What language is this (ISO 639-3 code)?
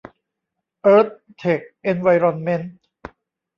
tha